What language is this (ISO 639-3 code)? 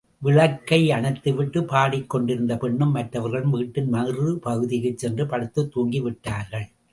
tam